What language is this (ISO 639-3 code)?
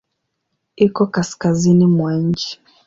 swa